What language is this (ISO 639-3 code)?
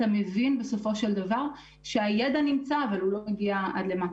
heb